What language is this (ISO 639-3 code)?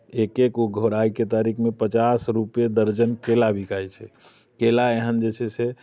mai